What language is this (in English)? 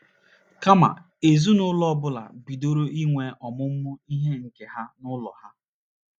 Igbo